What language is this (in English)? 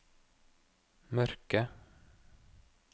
Norwegian